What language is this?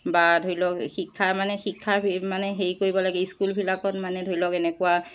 Assamese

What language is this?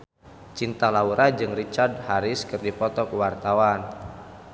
Sundanese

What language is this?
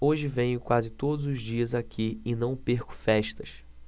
Portuguese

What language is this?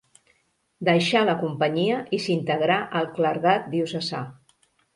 Catalan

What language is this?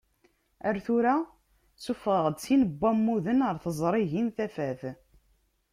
Kabyle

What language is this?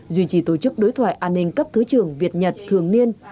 Vietnamese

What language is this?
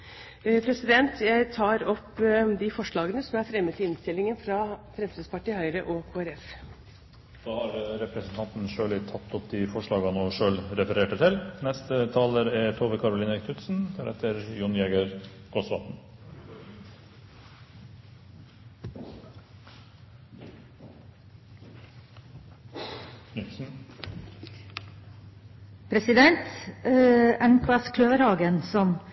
Norwegian Bokmål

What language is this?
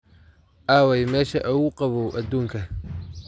Somali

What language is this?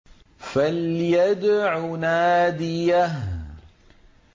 Arabic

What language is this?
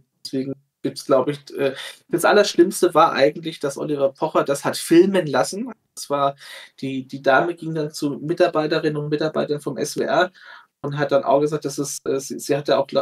German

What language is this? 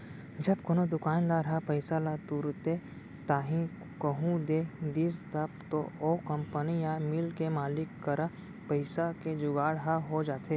Chhattisgarhi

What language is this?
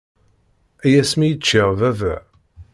Kabyle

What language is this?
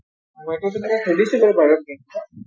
Assamese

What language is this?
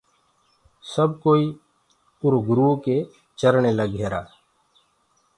Gurgula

